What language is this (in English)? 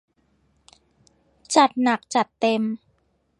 Thai